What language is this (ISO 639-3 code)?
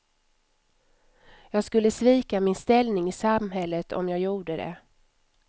swe